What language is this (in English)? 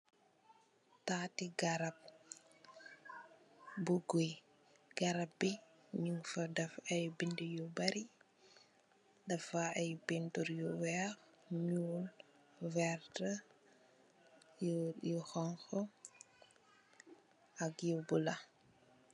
Wolof